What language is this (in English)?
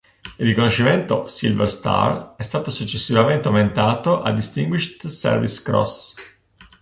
Italian